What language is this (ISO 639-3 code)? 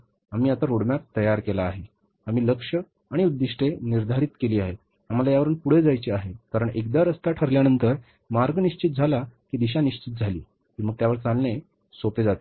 mar